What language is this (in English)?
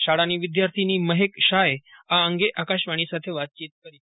Gujarati